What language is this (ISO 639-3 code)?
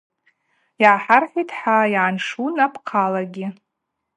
abq